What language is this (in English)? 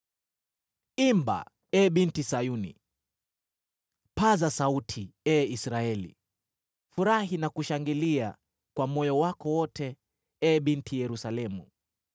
Swahili